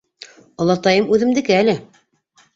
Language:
Bashkir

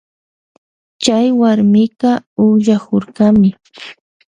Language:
Loja Highland Quichua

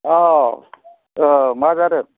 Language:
Bodo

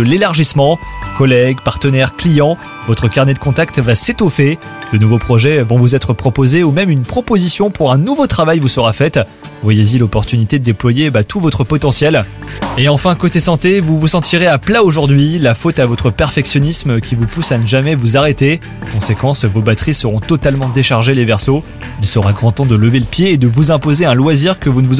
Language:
French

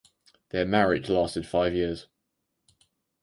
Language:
English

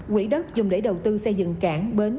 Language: Vietnamese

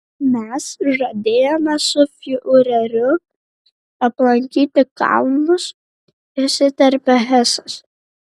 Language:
Lithuanian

